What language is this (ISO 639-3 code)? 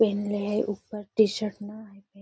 mag